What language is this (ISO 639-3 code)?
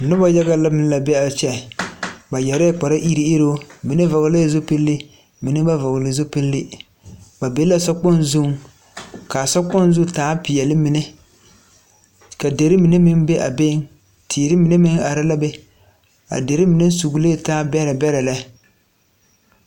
dga